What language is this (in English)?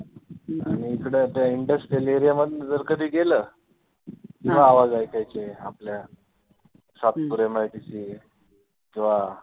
Marathi